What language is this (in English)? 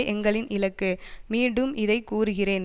Tamil